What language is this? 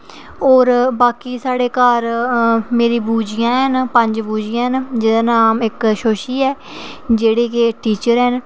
Dogri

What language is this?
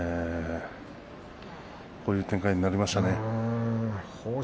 Japanese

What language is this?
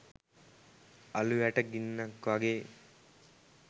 Sinhala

